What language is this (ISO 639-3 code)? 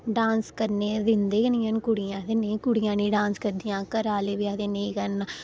doi